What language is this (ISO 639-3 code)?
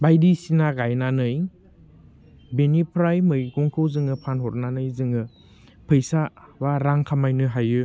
brx